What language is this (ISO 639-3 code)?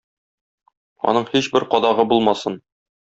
tat